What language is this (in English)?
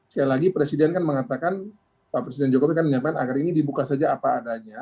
Indonesian